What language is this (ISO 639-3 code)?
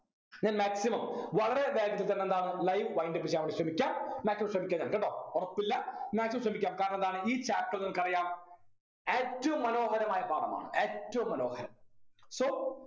mal